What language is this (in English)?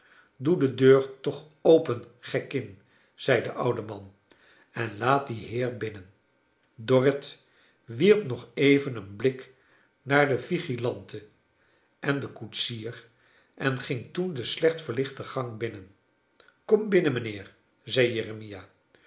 Dutch